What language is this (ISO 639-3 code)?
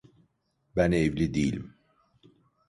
tur